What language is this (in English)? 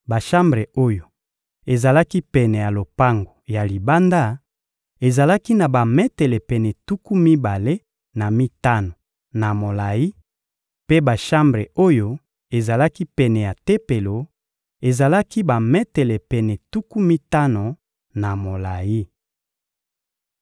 Lingala